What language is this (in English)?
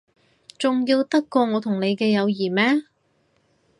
Cantonese